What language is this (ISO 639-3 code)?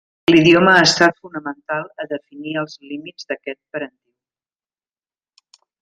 cat